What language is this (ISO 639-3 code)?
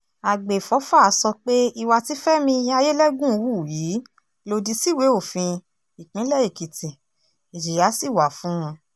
yor